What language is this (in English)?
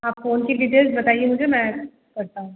Hindi